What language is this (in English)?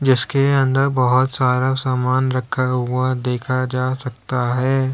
Hindi